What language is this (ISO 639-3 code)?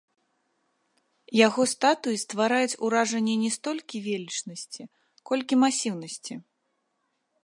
bel